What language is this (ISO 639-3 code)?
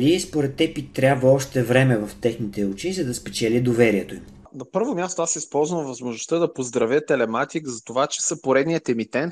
bul